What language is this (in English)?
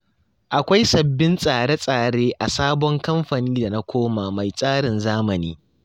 Hausa